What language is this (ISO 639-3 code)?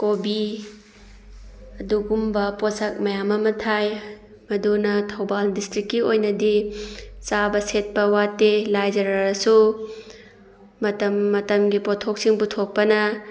mni